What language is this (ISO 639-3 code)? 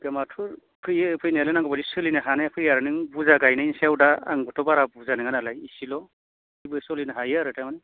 brx